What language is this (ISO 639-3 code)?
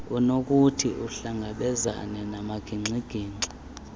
xho